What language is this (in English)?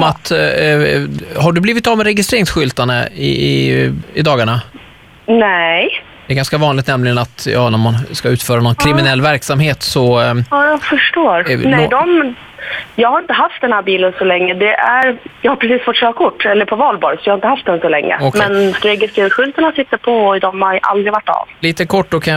Swedish